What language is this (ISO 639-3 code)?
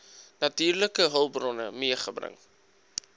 afr